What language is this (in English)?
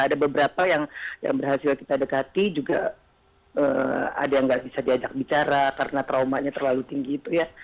Indonesian